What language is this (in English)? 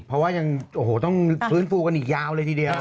Thai